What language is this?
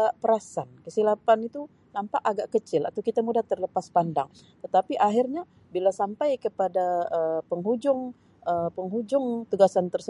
Sabah Malay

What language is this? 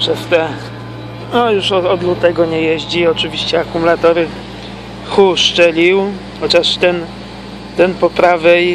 Polish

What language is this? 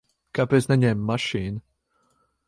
Latvian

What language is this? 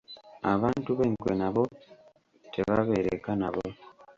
Ganda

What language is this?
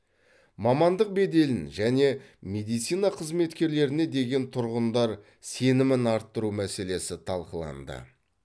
Kazakh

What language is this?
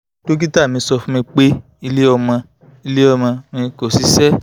Yoruba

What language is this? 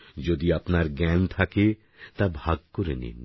Bangla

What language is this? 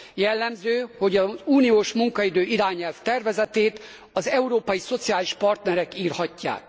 Hungarian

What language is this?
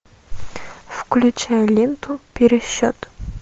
Russian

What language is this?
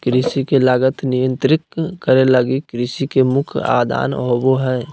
Magahi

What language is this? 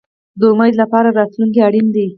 Pashto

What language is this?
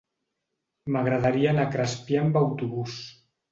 Catalan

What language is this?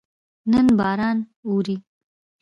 Pashto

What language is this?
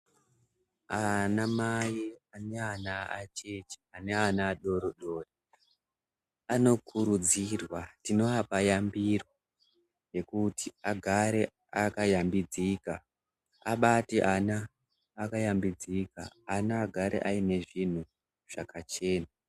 Ndau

